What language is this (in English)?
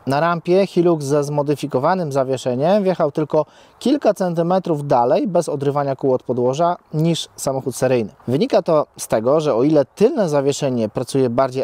Polish